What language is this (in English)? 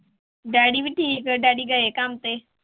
Punjabi